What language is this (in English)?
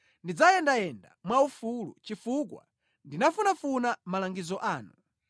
Nyanja